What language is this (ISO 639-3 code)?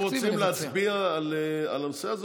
heb